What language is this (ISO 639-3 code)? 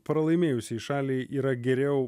lit